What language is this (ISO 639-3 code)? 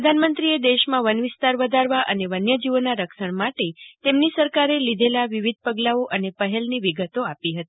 guj